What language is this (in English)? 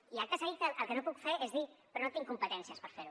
Catalan